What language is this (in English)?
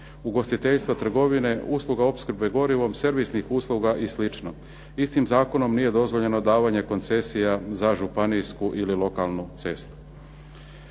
Croatian